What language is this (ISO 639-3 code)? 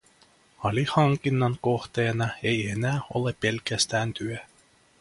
fin